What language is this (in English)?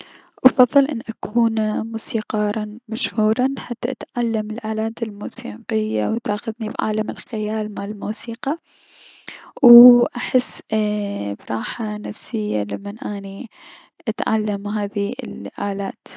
Mesopotamian Arabic